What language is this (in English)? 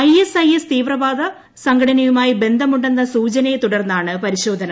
Malayalam